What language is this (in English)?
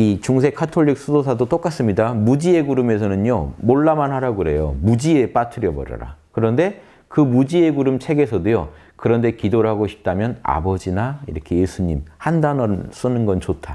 Korean